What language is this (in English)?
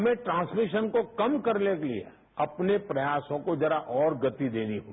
Hindi